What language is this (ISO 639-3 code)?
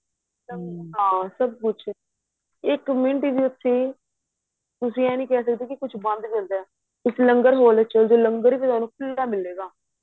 pan